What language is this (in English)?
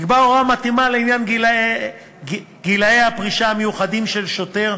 Hebrew